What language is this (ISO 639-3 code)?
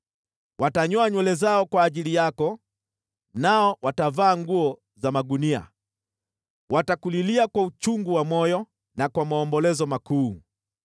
swa